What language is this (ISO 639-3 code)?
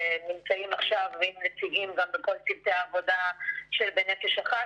heb